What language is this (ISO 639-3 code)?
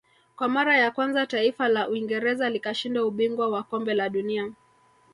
swa